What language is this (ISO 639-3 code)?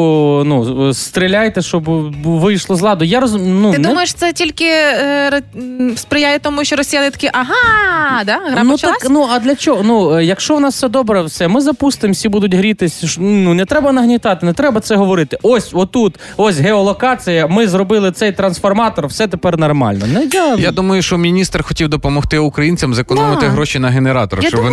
ukr